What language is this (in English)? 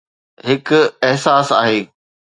Sindhi